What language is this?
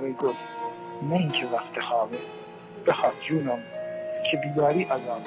Persian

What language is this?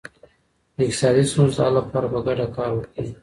Pashto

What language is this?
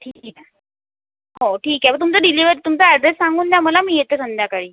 Marathi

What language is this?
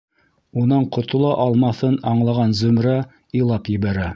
Bashkir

